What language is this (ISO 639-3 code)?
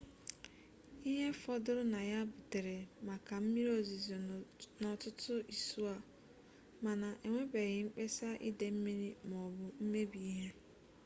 ibo